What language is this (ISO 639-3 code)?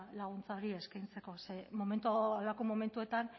eus